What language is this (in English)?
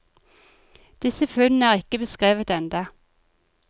Norwegian